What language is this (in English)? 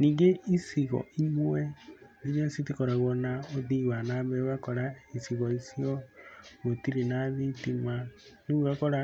Kikuyu